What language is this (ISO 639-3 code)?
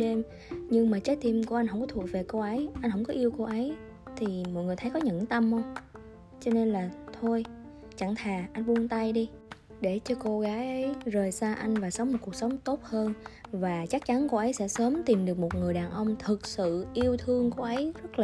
vie